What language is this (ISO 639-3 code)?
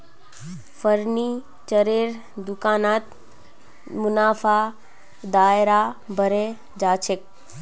mag